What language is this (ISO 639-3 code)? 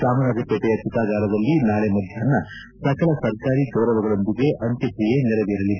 kan